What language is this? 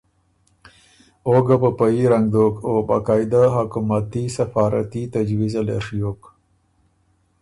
Ormuri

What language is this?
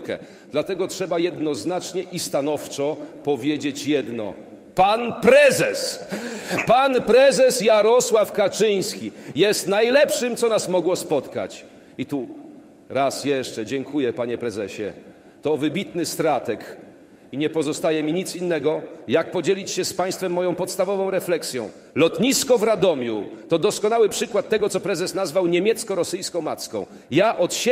Polish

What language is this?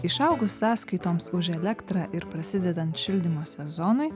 Lithuanian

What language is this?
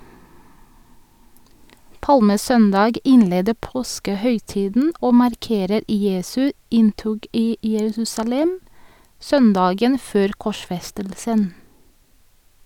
Norwegian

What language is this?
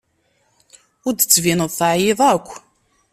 Kabyle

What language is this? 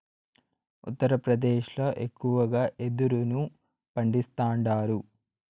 Telugu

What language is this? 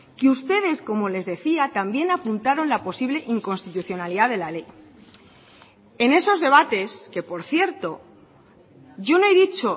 Spanish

